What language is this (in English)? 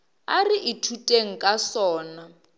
Northern Sotho